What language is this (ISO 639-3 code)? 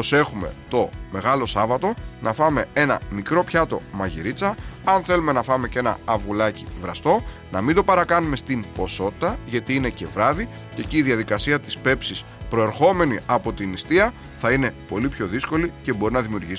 ell